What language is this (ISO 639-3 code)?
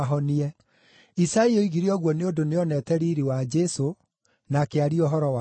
kik